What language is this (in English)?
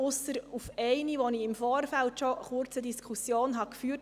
Swiss German